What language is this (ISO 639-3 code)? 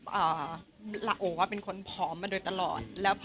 tha